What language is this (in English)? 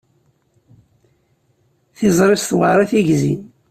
Kabyle